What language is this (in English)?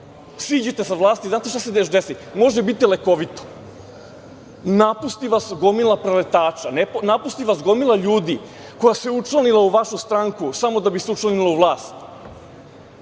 Serbian